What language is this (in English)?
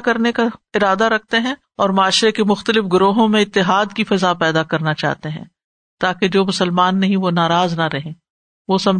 Urdu